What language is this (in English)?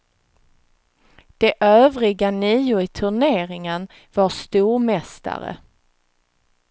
Swedish